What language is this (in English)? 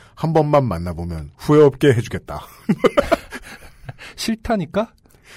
Korean